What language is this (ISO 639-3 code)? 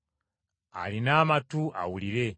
lug